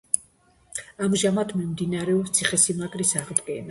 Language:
Georgian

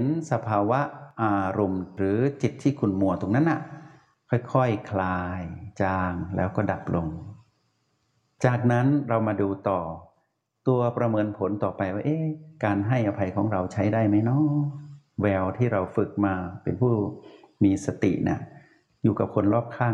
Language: Thai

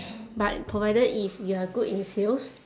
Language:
English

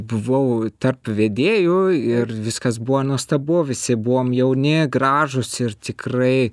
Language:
Lithuanian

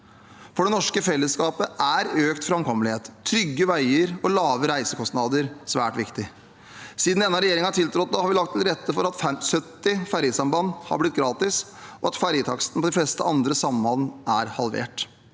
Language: Norwegian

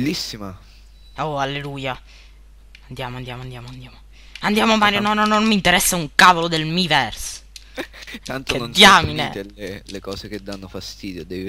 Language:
Italian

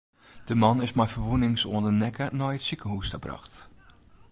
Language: Western Frisian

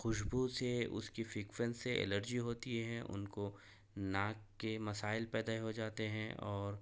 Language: Urdu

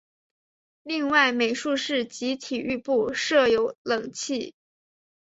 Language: Chinese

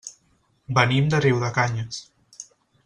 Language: Catalan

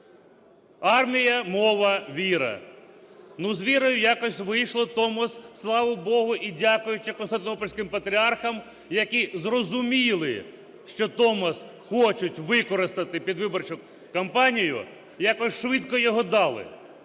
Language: Ukrainian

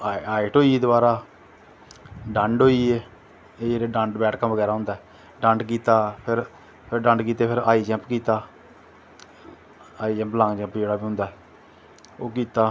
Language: Dogri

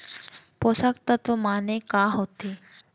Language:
Chhattisgarhi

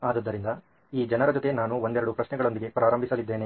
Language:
Kannada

